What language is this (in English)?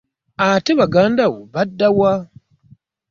Ganda